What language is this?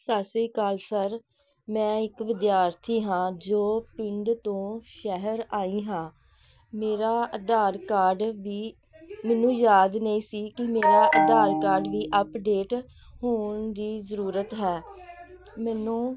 Punjabi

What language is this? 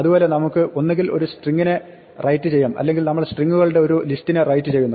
Malayalam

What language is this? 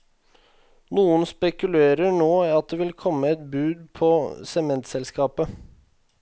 Norwegian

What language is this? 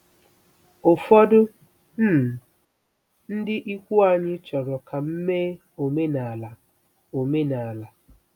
Igbo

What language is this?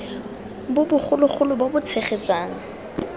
Tswana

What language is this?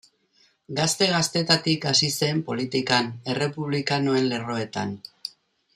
Basque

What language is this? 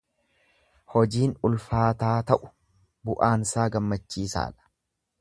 Oromo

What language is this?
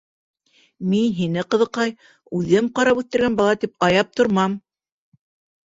Bashkir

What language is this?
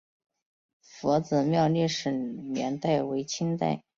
Chinese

